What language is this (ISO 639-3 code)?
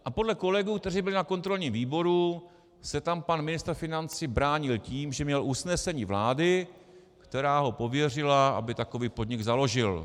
ces